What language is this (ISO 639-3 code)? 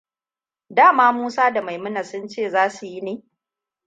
hau